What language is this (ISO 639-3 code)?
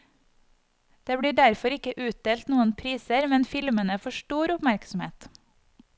nor